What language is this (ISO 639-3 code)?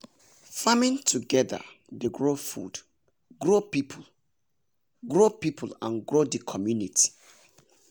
pcm